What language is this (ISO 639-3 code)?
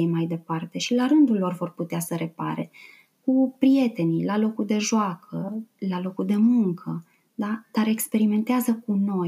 ron